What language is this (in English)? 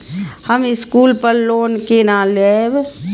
Maithili